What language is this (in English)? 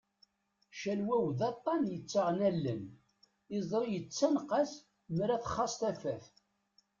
Kabyle